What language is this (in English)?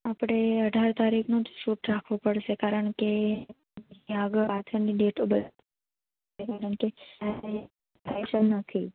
Gujarati